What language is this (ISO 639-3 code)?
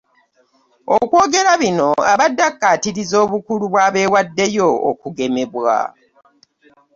lug